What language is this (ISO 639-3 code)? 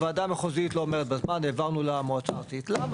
heb